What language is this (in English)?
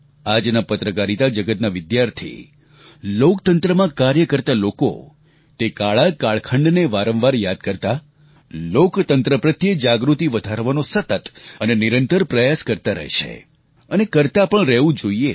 Gujarati